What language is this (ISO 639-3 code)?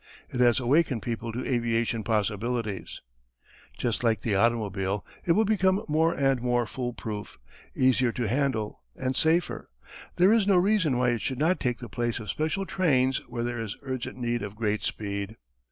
eng